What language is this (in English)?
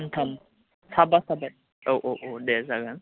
Bodo